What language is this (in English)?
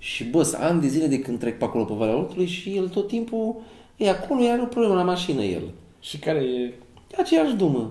Romanian